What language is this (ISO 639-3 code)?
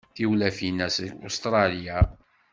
kab